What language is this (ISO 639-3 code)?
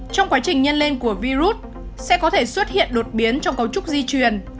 vie